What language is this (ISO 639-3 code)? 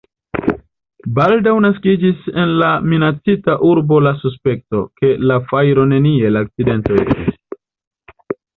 epo